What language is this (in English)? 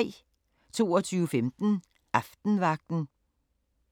Danish